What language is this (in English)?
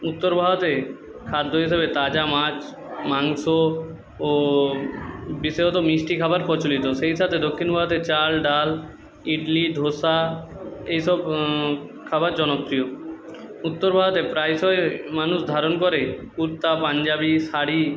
Bangla